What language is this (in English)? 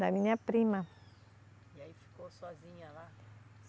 Portuguese